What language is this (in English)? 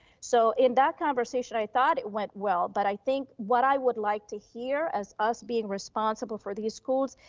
English